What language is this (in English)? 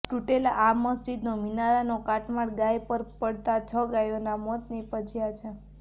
Gujarati